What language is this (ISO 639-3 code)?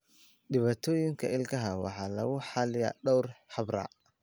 som